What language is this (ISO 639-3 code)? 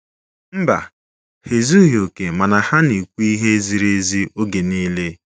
ibo